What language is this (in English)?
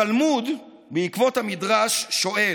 Hebrew